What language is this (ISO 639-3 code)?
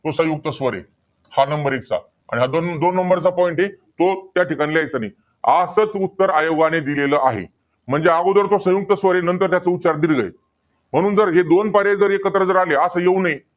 mar